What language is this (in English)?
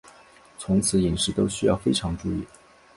Chinese